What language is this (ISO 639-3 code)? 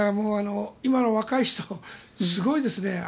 jpn